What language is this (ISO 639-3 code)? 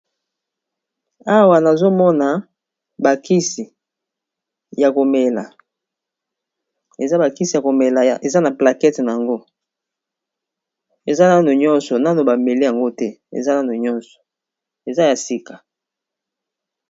lin